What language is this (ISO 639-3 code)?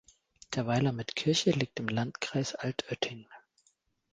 deu